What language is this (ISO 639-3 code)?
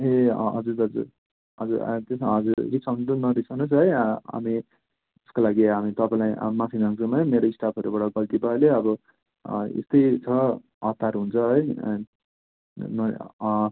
nep